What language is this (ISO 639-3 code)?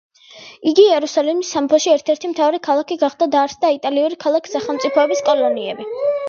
kat